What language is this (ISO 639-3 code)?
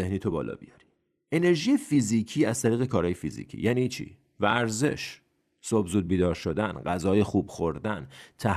fas